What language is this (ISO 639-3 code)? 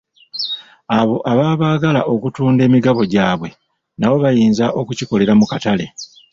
lug